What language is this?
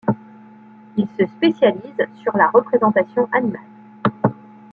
French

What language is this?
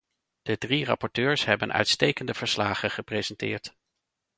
Dutch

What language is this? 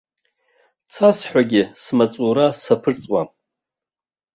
Abkhazian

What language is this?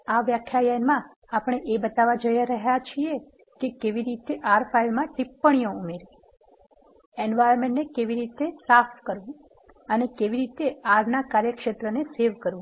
Gujarati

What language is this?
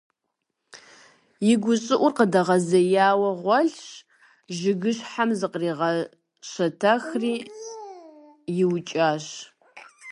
Kabardian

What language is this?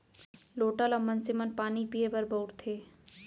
Chhattisgarhi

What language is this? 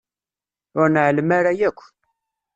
Kabyle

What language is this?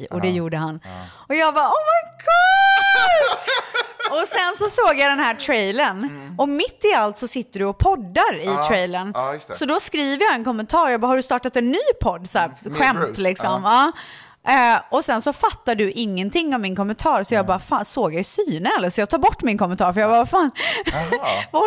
Swedish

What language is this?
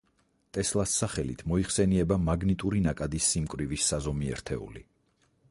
Georgian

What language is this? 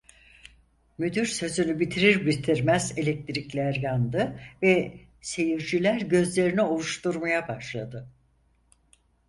Turkish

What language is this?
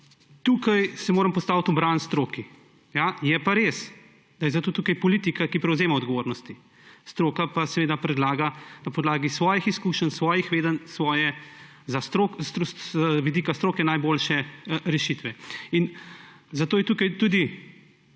Slovenian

